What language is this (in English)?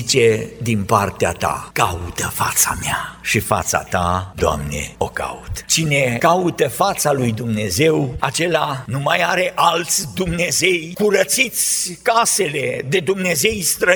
Romanian